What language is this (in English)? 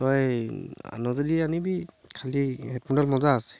Assamese